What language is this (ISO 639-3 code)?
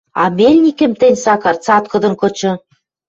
mrj